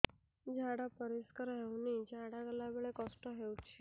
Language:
Odia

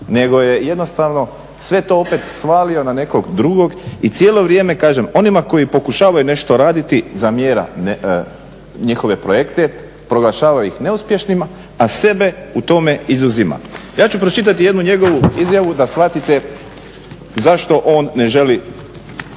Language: Croatian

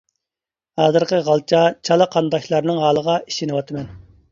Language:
Uyghur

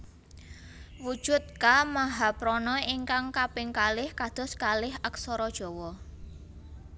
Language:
Javanese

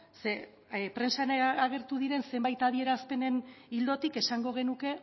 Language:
Basque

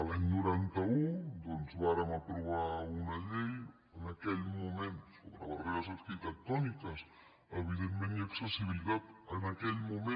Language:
Catalan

